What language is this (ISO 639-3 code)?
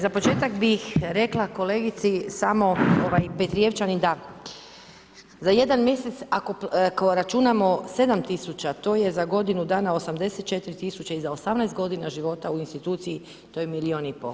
hrv